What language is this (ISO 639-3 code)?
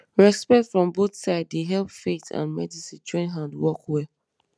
pcm